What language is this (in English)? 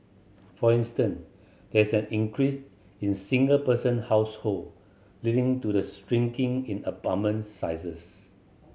English